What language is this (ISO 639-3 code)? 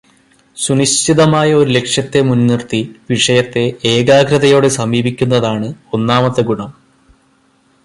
mal